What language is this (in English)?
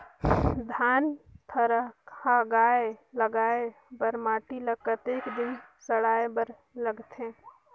Chhattisgarhi